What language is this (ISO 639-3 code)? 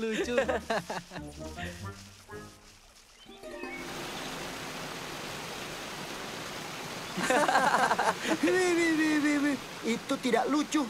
ind